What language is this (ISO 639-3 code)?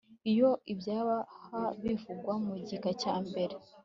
kin